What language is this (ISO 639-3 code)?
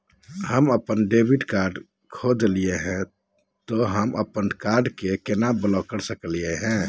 mag